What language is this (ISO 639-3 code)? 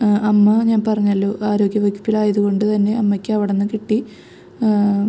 mal